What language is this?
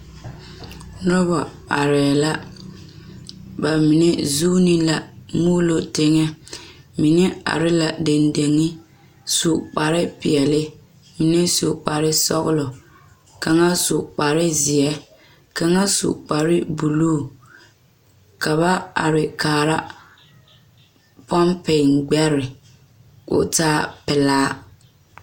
Southern Dagaare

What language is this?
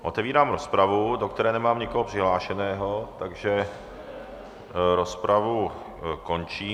Czech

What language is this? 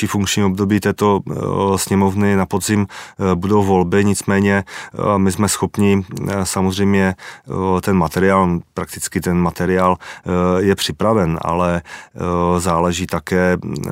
Czech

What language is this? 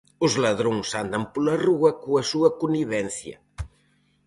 Galician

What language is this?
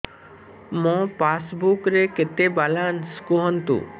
Odia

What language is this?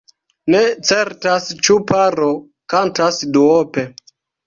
Esperanto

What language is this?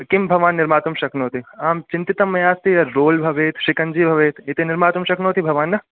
Sanskrit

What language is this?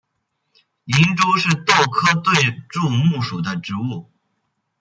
Chinese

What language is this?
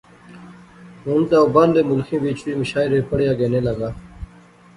Pahari-Potwari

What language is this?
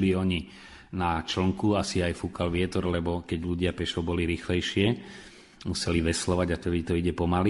Slovak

